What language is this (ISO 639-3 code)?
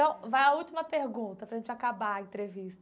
por